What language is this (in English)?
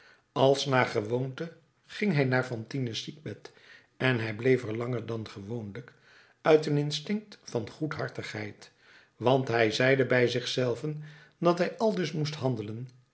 Dutch